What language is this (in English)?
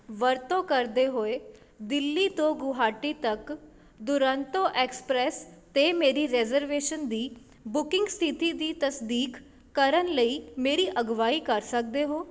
Punjabi